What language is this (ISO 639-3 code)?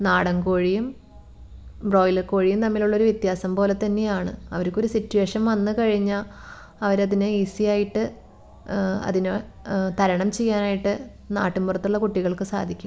mal